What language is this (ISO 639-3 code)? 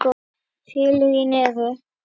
isl